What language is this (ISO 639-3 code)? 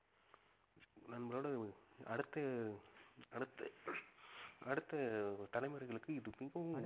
tam